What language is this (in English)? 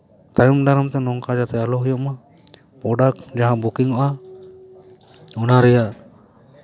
Santali